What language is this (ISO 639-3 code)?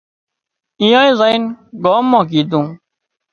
kxp